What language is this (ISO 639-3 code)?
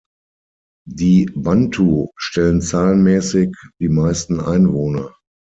deu